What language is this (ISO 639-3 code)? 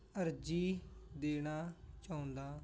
pan